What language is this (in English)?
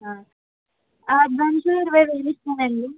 Telugu